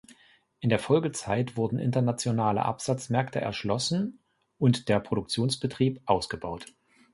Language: German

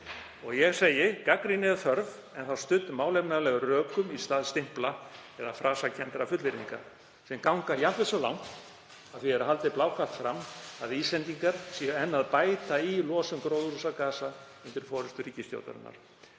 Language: Icelandic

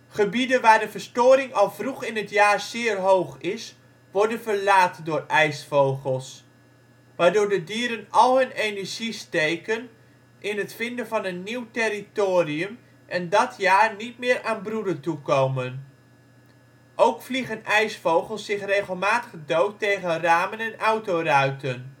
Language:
Dutch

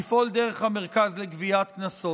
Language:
Hebrew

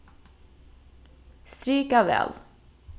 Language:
Faroese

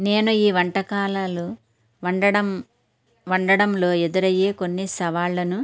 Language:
Telugu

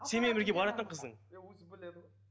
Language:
Kazakh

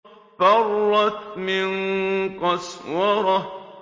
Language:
Arabic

